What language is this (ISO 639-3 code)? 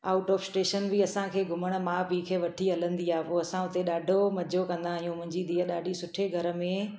snd